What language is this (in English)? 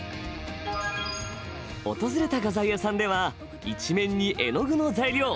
Japanese